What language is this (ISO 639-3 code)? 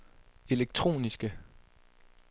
dan